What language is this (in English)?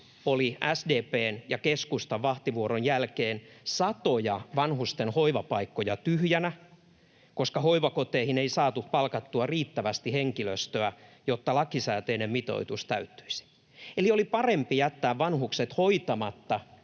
Finnish